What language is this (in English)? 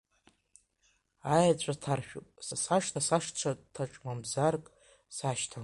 Abkhazian